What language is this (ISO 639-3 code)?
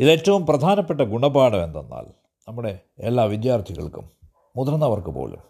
mal